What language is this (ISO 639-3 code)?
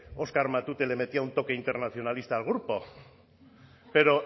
spa